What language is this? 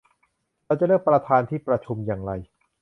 Thai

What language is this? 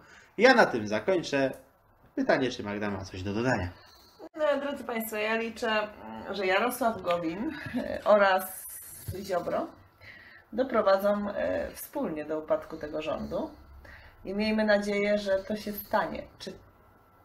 Polish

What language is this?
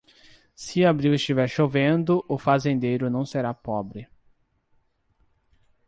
Portuguese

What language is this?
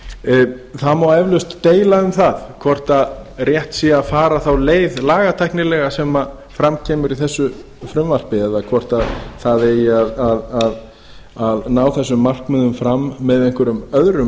Icelandic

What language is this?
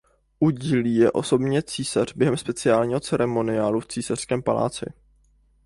Czech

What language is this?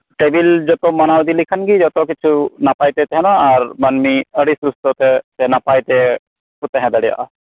Santali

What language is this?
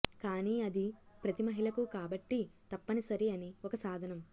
Telugu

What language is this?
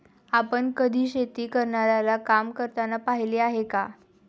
Marathi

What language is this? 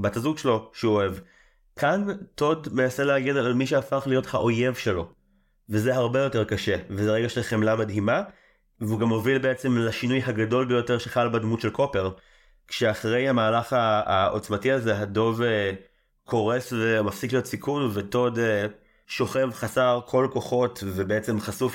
Hebrew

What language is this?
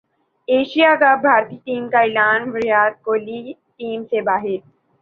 Urdu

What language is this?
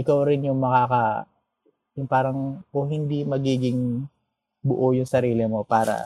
Filipino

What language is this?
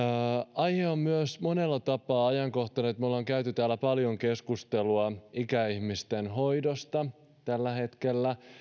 Finnish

